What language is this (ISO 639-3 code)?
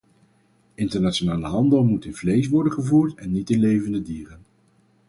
nld